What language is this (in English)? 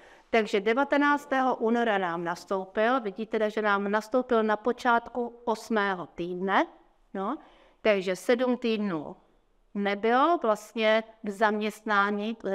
Czech